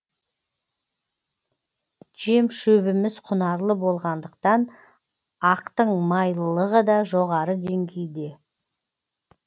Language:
Kazakh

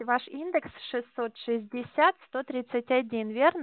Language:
Russian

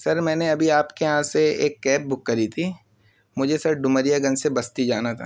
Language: Urdu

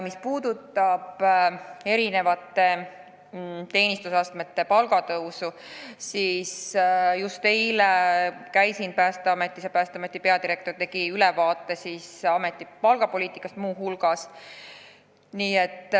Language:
Estonian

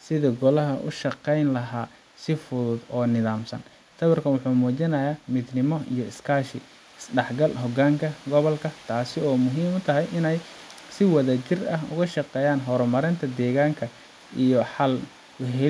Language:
Somali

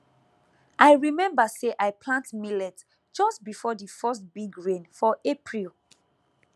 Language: Nigerian Pidgin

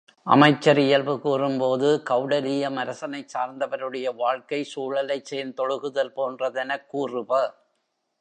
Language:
Tamil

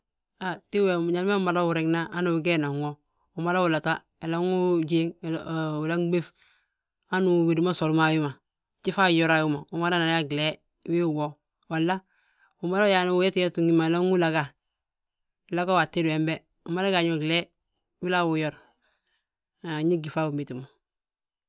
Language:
Balanta-Ganja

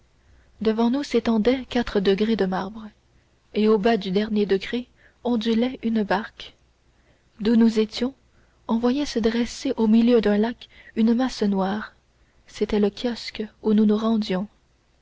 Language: French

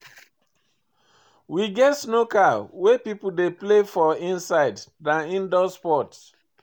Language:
Nigerian Pidgin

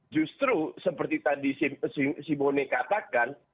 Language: Indonesian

